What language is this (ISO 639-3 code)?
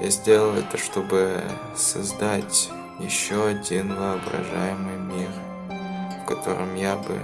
rus